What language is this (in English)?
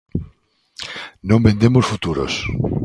Galician